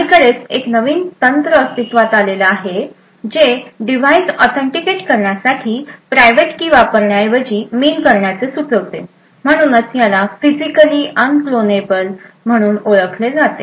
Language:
Marathi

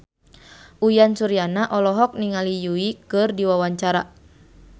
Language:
Sundanese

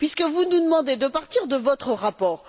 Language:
French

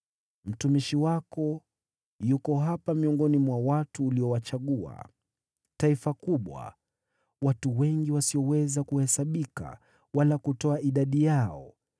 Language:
Swahili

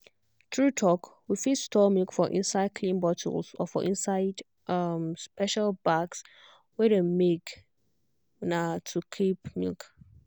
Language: Nigerian Pidgin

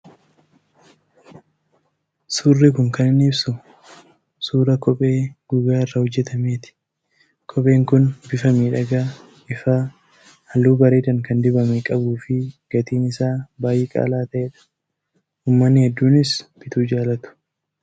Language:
Oromo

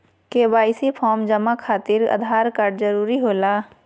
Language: Magahi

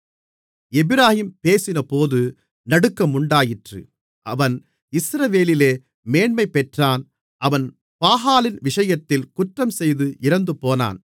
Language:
Tamil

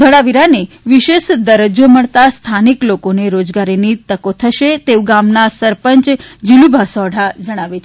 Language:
Gujarati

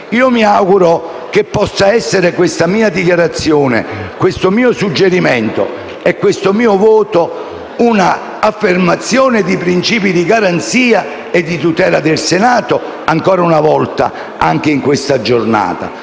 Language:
Italian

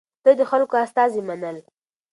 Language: Pashto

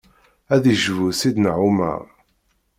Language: Kabyle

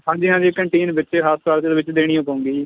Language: Punjabi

